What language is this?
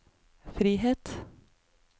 Norwegian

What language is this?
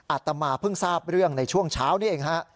Thai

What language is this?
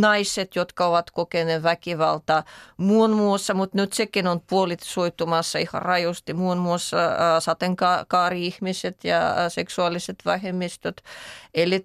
Finnish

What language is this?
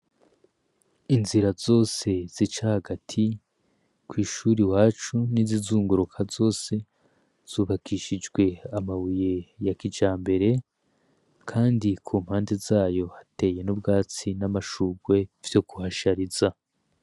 Rundi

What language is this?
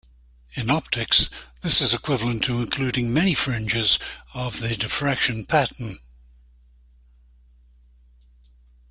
English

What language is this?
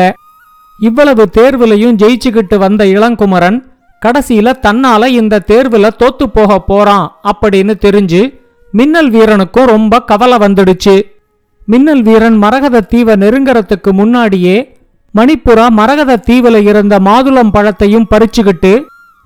Tamil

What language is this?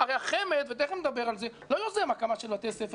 Hebrew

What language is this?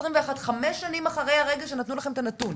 Hebrew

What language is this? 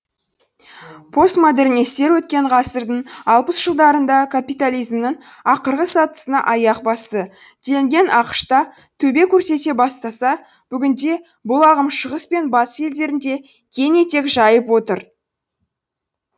Kazakh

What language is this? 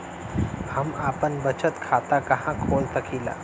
Bhojpuri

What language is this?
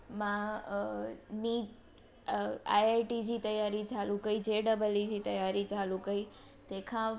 Sindhi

